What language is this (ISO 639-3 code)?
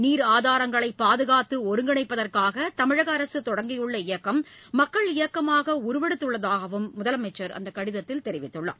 tam